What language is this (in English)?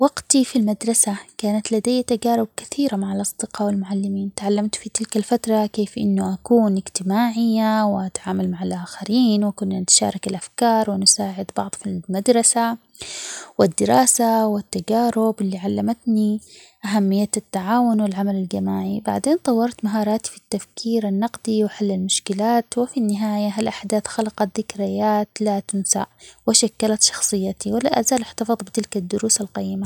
Omani Arabic